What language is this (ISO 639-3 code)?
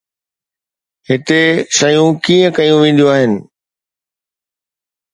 snd